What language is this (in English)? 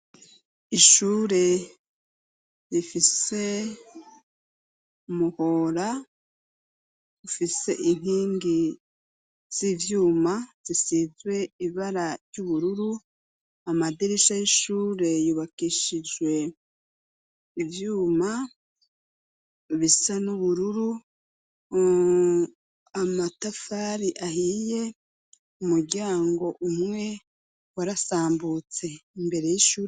Rundi